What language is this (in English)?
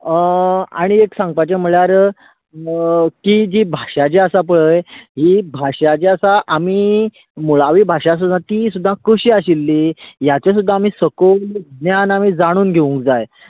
Konkani